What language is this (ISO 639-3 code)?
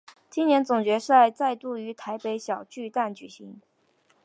zho